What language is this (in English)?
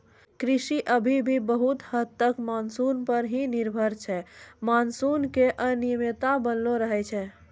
Maithili